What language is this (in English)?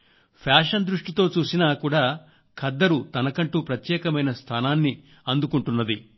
Telugu